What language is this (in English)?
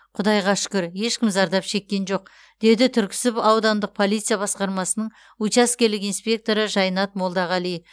Kazakh